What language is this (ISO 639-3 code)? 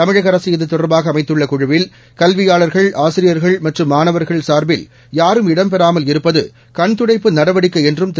tam